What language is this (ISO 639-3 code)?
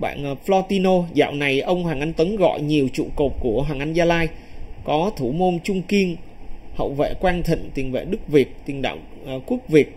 vie